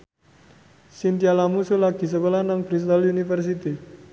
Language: Javanese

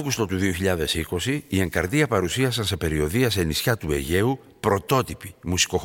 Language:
Greek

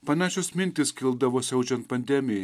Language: Lithuanian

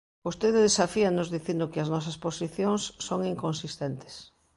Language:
Galician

